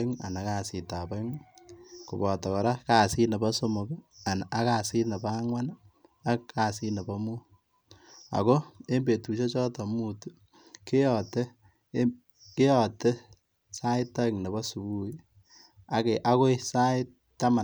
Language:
Kalenjin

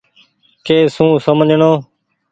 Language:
Goaria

